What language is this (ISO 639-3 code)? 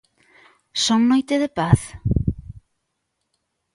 glg